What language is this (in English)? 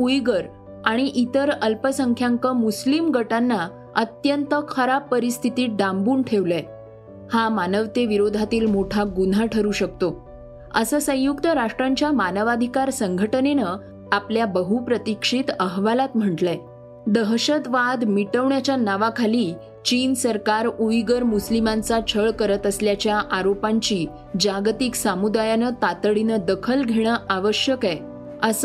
Marathi